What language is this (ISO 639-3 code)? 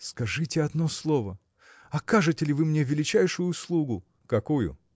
rus